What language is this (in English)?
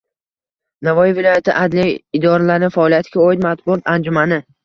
Uzbek